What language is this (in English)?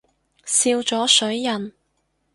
Cantonese